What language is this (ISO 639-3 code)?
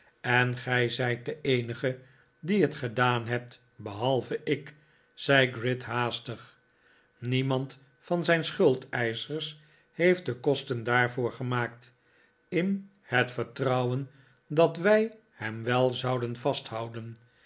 nld